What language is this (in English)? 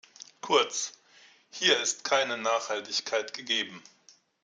German